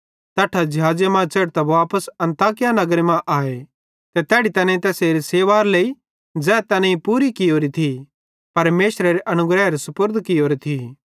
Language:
Bhadrawahi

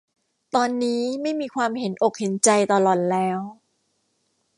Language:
Thai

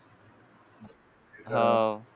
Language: Marathi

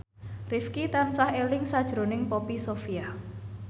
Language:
Javanese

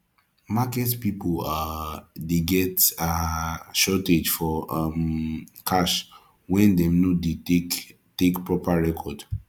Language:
Nigerian Pidgin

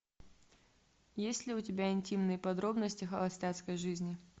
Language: Russian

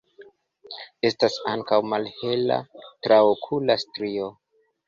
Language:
Esperanto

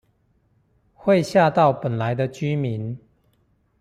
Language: Chinese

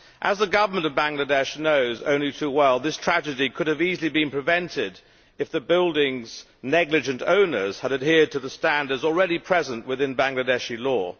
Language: English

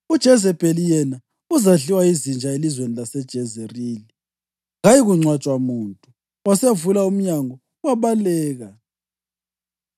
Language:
North Ndebele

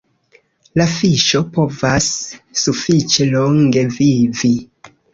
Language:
Esperanto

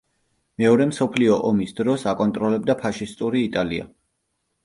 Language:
Georgian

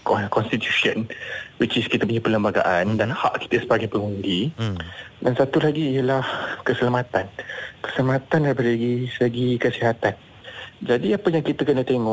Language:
Malay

